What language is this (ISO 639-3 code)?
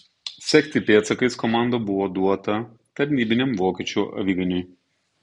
lit